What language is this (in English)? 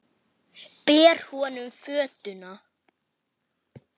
Icelandic